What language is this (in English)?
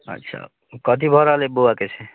Maithili